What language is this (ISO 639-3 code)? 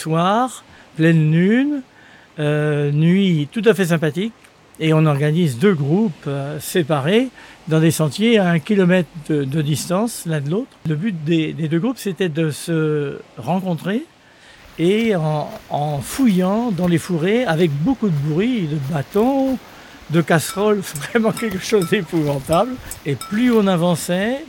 fra